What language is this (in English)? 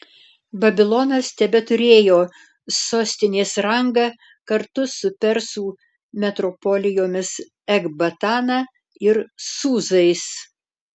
Lithuanian